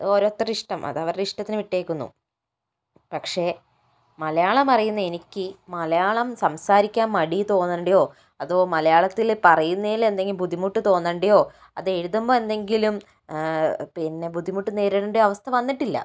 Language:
Malayalam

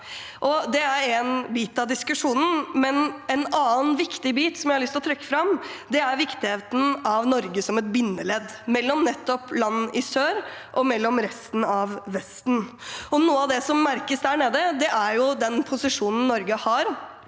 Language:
Norwegian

